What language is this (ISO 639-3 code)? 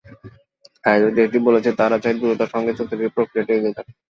ben